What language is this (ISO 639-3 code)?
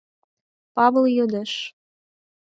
chm